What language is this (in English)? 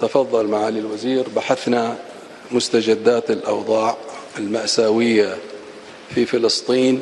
Arabic